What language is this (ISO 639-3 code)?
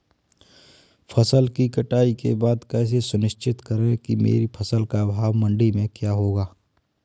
hin